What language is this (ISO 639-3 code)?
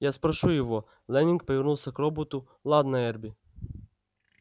rus